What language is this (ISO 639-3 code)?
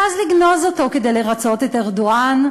heb